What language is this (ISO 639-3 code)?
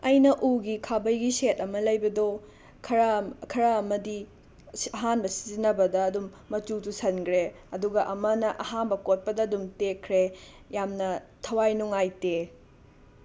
mni